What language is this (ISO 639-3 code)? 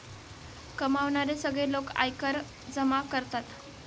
mar